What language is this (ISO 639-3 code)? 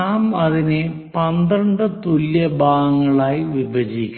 mal